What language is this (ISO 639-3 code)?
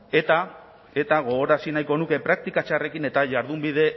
eus